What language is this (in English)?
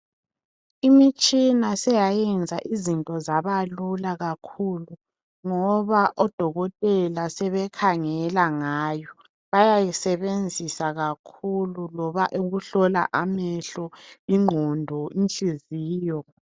North Ndebele